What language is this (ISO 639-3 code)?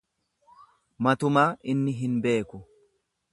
orm